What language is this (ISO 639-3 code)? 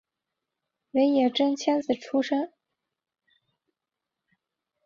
zho